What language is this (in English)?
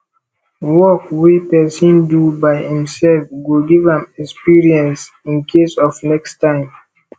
Nigerian Pidgin